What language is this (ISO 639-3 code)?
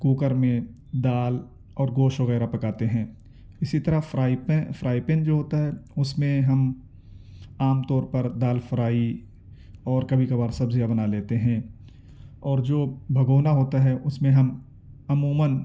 urd